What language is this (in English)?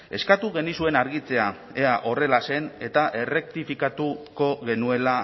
Basque